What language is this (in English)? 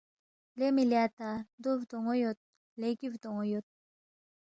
Balti